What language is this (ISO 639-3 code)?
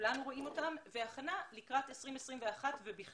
heb